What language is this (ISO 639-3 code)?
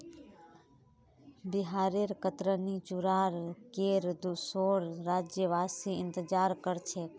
mag